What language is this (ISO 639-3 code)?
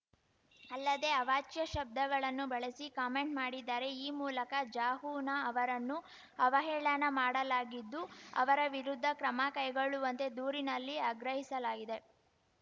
kan